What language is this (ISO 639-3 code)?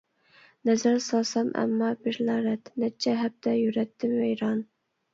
uig